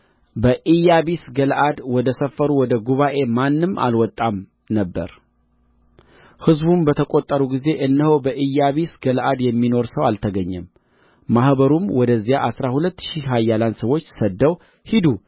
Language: Amharic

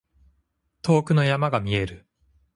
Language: Japanese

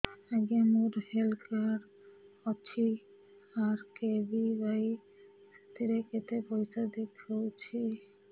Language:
Odia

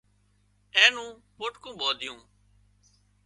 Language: Wadiyara Koli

